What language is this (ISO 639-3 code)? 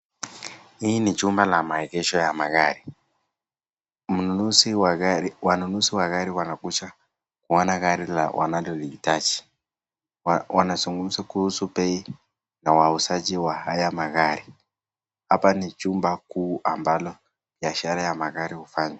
swa